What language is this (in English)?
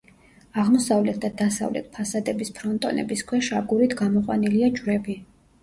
Georgian